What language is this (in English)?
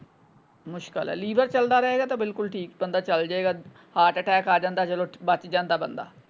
Punjabi